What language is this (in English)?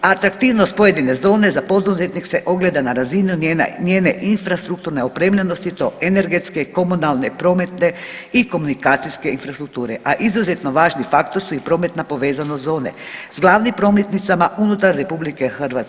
Croatian